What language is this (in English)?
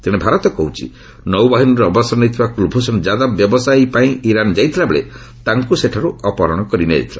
Odia